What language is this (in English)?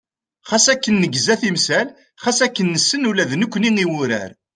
Kabyle